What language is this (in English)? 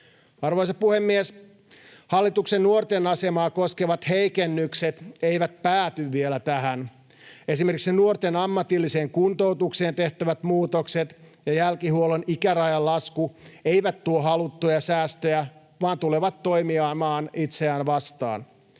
Finnish